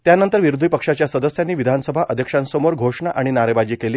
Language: Marathi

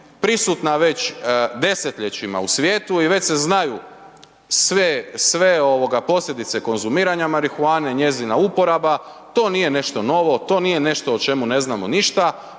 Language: Croatian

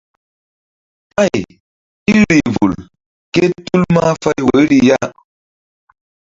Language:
Mbum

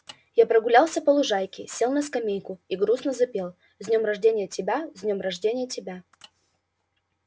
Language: Russian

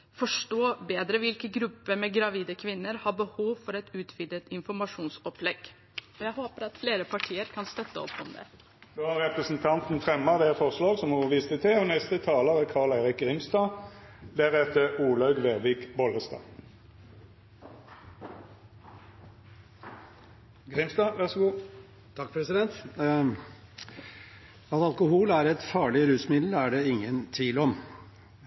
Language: Norwegian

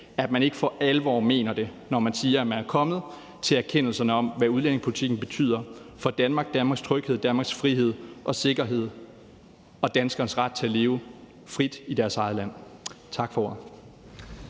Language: Danish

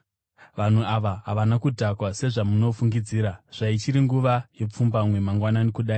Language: Shona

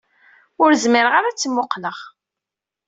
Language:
Kabyle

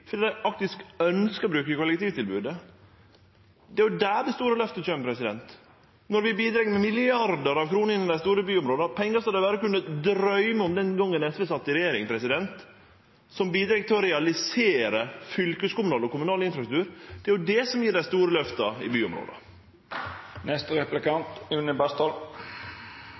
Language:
Norwegian Nynorsk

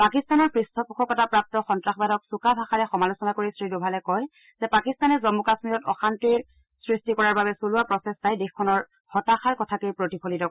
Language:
Assamese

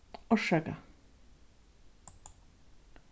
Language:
Faroese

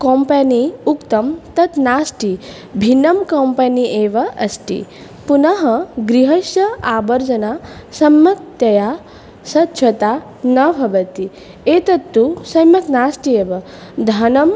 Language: Sanskrit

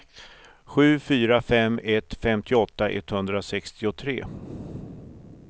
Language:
Swedish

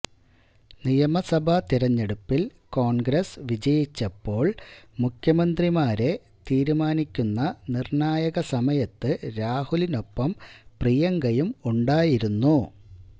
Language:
Malayalam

